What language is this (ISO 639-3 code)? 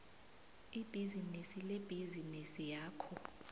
nbl